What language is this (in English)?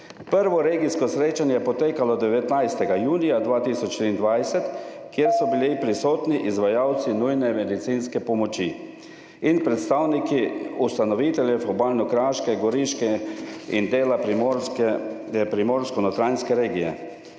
Slovenian